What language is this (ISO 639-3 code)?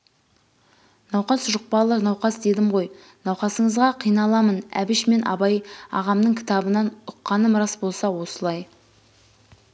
kaz